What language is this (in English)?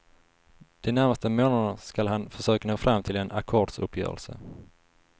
Swedish